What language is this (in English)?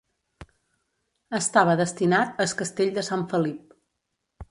Catalan